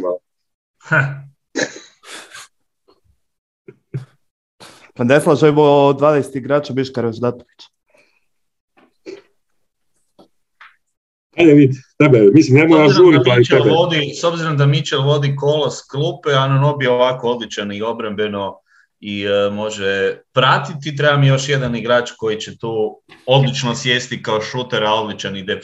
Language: Croatian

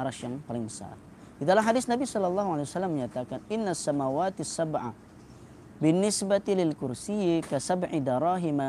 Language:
Malay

